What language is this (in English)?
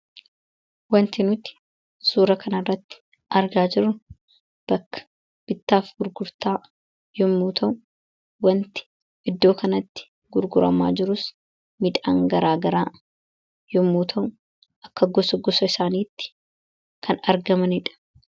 Oromo